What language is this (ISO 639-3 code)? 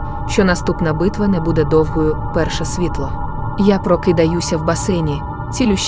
ukr